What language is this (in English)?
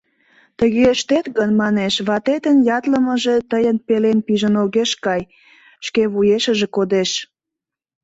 Mari